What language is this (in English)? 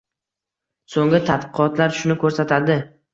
Uzbek